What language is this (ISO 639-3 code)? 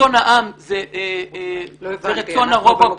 heb